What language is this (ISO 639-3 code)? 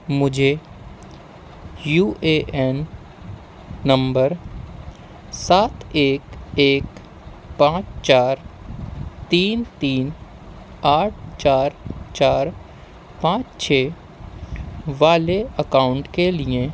urd